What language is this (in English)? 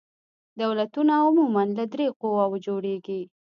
Pashto